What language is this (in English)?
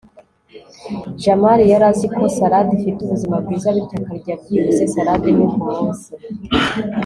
Kinyarwanda